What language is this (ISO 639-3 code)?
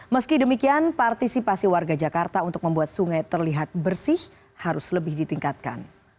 ind